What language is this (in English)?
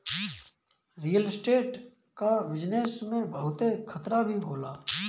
Bhojpuri